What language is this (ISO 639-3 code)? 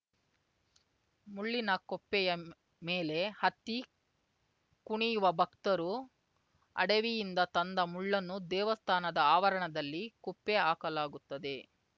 kan